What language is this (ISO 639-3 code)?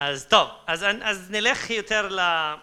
heb